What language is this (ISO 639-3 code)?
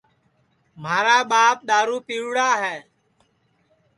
ssi